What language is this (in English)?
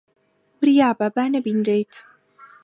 Central Kurdish